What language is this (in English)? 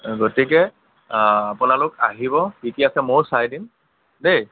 Assamese